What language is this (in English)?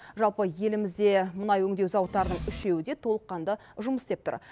Kazakh